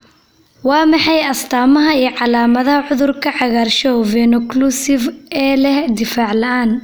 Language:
Somali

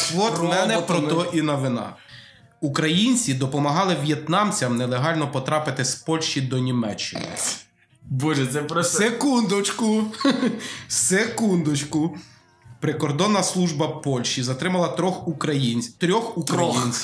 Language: Ukrainian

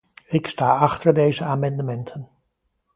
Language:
Dutch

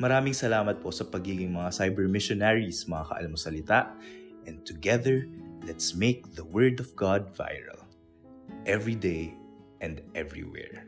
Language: Filipino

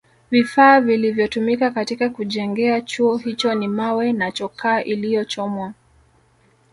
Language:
Swahili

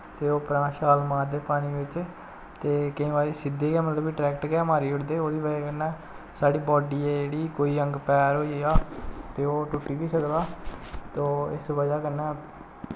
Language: Dogri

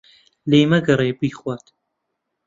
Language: Central Kurdish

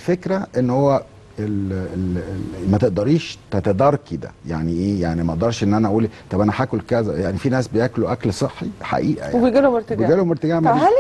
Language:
Arabic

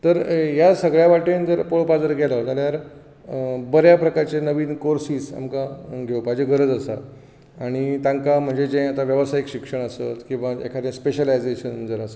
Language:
Konkani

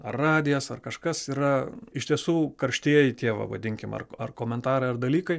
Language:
Lithuanian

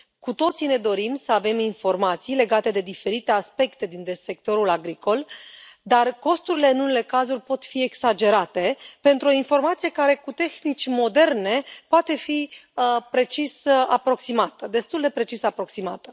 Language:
Romanian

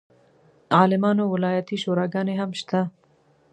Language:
Pashto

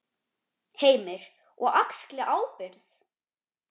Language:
Icelandic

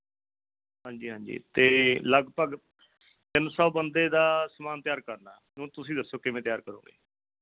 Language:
Punjabi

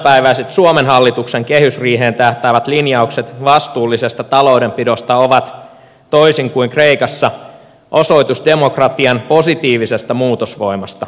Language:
Finnish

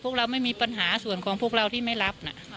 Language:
Thai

